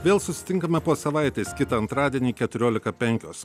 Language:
Lithuanian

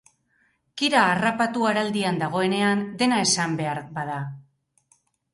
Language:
Basque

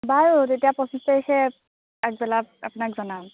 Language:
Assamese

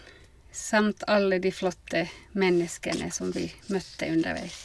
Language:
Norwegian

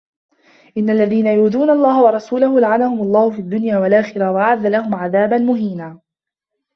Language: Arabic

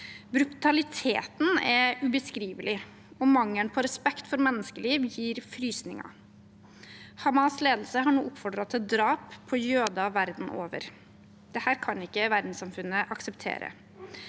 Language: Norwegian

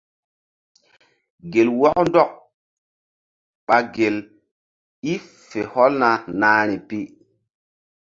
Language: Mbum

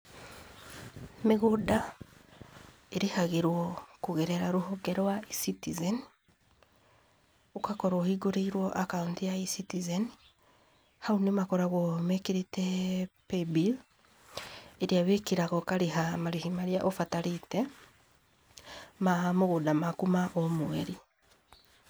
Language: Kikuyu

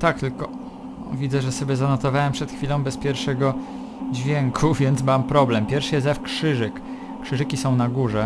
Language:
Polish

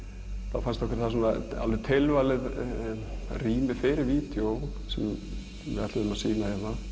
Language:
Icelandic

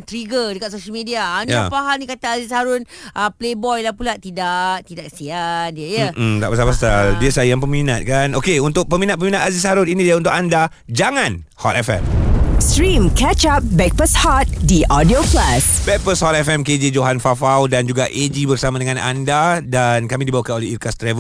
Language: Malay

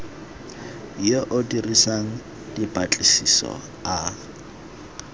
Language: Tswana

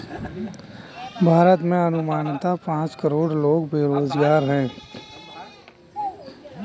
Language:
Hindi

